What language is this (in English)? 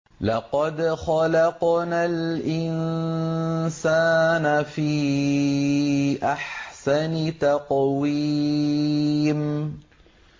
Arabic